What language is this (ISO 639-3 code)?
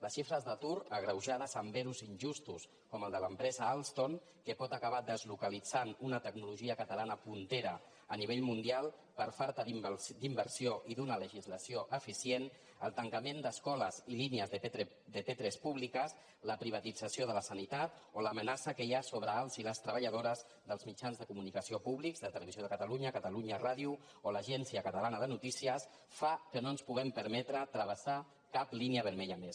cat